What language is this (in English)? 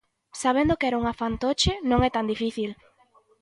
Galician